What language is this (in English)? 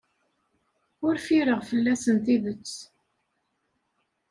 Kabyle